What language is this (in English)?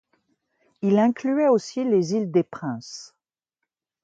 French